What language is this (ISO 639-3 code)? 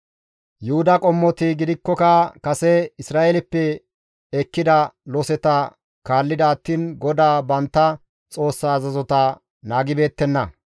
gmv